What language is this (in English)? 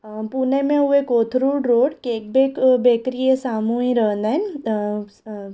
Sindhi